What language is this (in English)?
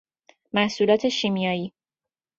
Persian